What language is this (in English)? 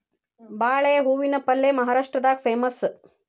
Kannada